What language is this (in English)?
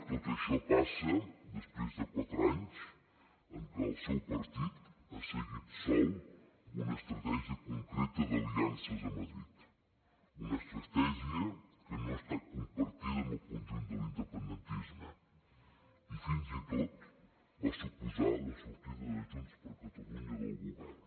Catalan